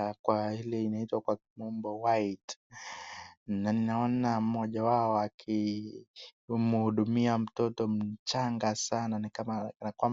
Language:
Swahili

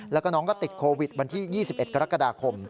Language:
Thai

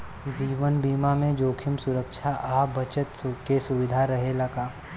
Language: Bhojpuri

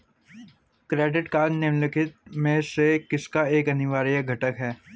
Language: Hindi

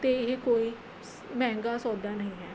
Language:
Punjabi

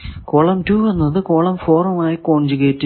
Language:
Malayalam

